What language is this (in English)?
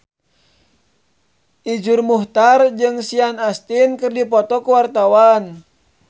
Sundanese